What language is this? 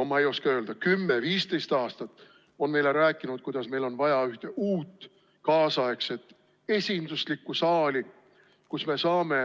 Estonian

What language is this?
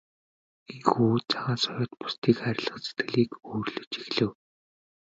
Mongolian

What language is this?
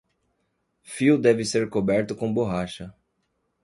Portuguese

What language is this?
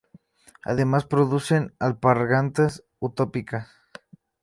Spanish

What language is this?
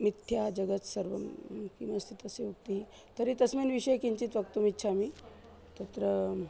Sanskrit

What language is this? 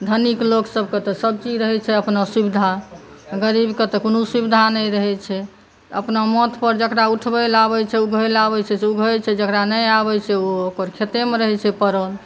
Maithili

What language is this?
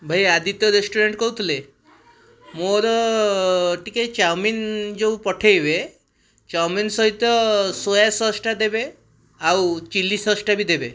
Odia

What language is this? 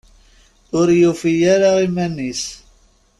Kabyle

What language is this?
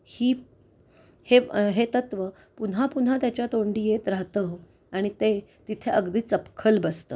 Marathi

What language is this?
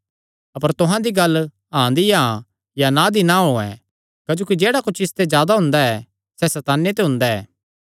Kangri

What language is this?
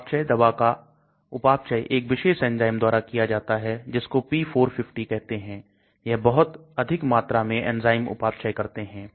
Hindi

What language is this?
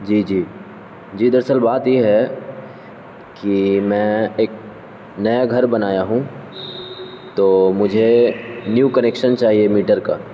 Urdu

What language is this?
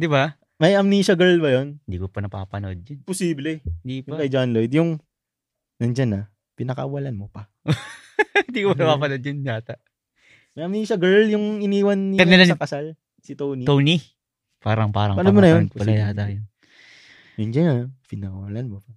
Filipino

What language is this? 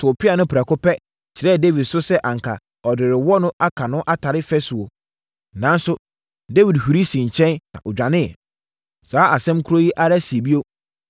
Akan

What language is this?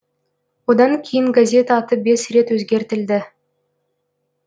Kazakh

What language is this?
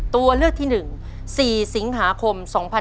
Thai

